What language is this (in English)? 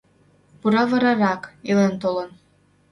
Mari